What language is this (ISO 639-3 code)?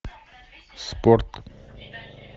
rus